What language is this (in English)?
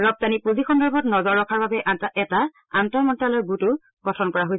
Assamese